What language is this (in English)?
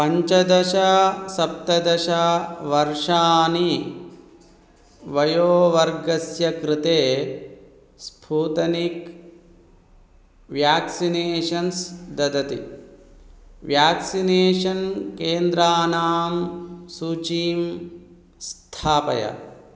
Sanskrit